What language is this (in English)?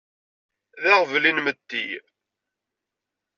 Kabyle